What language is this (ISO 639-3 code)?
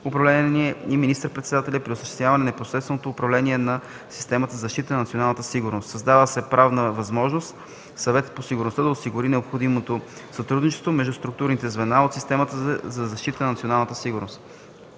bul